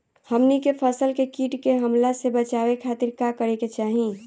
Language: Bhojpuri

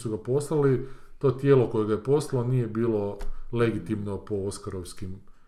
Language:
Croatian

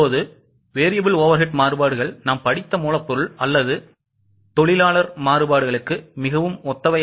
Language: Tamil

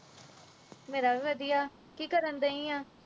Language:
Punjabi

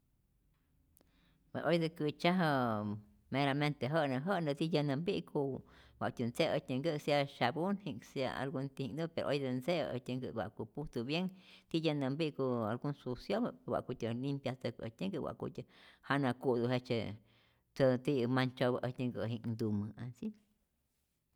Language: Rayón Zoque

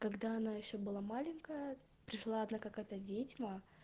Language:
Russian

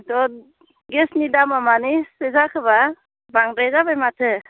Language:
Bodo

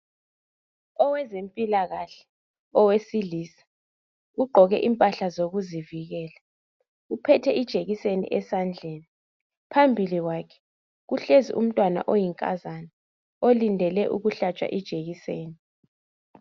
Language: North Ndebele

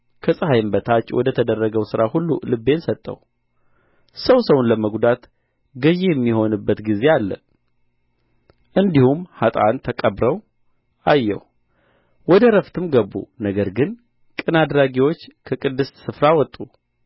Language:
Amharic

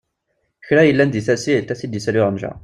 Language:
Kabyle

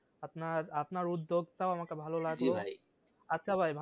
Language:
Bangla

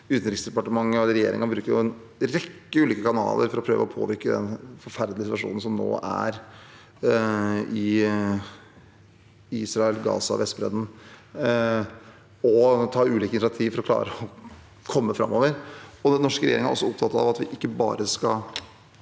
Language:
Norwegian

